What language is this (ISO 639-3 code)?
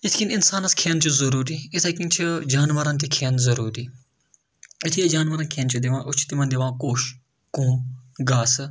kas